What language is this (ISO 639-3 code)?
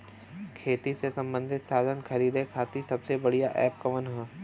bho